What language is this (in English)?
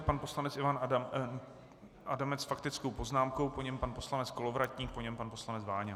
Czech